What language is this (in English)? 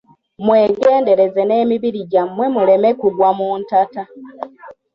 Ganda